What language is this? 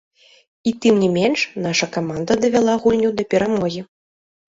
Belarusian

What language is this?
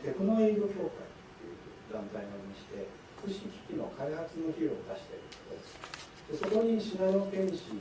Japanese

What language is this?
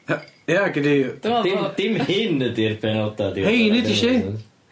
Welsh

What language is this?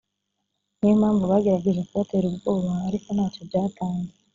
Kinyarwanda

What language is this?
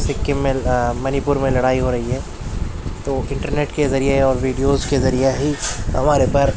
Urdu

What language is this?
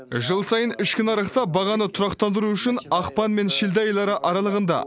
Kazakh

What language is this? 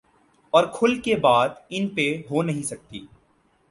Urdu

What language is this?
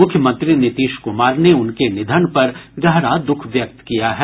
Hindi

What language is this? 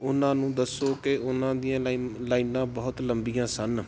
Punjabi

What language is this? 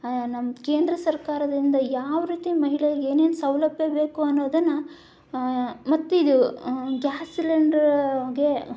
Kannada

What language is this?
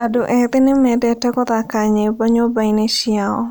Kikuyu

